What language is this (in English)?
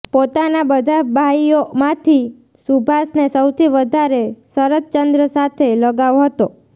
Gujarati